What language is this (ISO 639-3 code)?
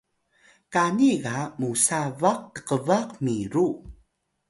tay